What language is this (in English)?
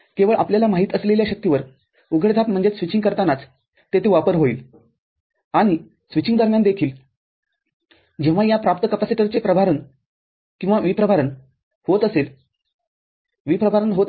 Marathi